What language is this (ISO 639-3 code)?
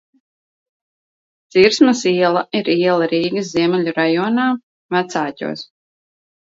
lav